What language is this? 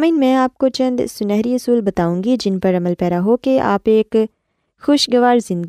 Urdu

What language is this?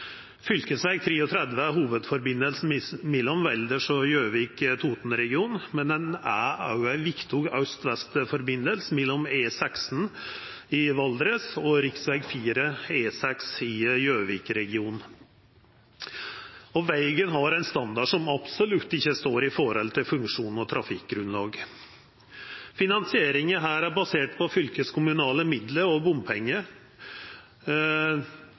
Norwegian Nynorsk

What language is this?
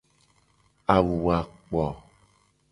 Gen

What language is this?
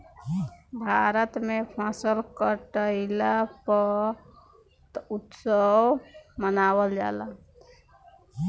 Bhojpuri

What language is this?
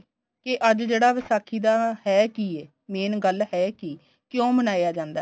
Punjabi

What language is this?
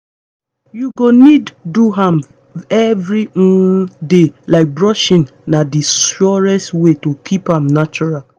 Nigerian Pidgin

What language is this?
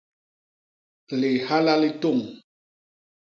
Basaa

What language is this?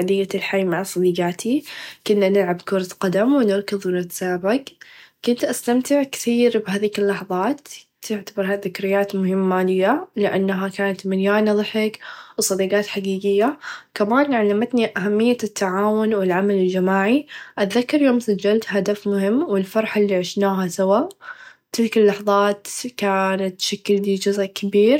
Najdi Arabic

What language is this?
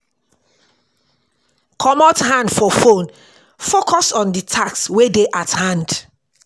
Nigerian Pidgin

